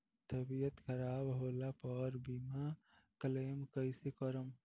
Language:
Bhojpuri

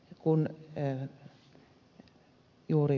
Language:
Finnish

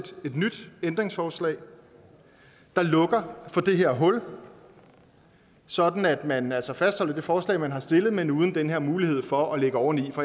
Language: Danish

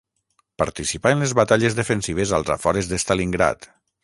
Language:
Catalan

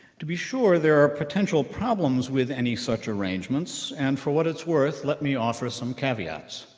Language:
English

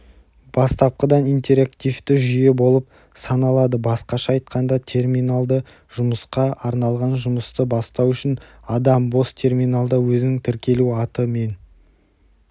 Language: Kazakh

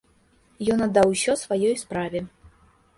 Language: Belarusian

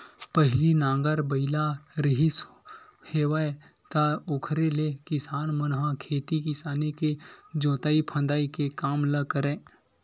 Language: Chhattisgarhi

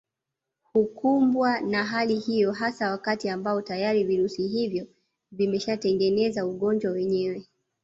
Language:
Swahili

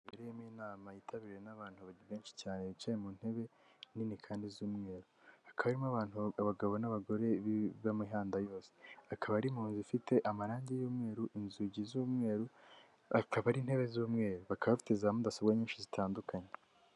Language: Kinyarwanda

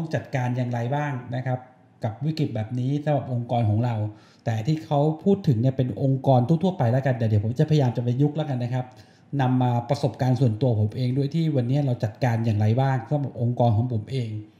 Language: Thai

